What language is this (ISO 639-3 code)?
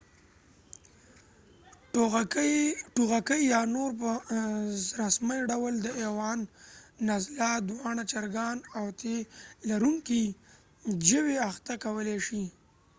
pus